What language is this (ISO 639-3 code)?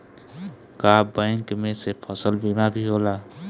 bho